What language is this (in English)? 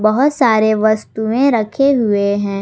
Hindi